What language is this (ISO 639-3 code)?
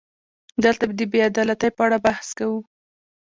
pus